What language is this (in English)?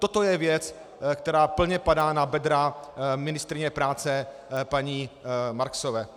Czech